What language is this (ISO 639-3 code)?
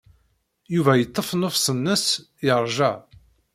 kab